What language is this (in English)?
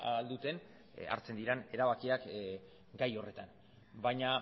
Basque